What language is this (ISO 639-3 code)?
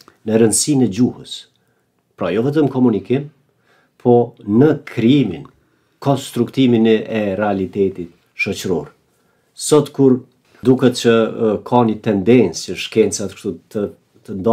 ron